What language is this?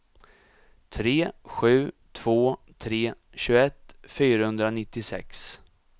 Swedish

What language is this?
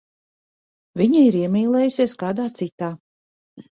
Latvian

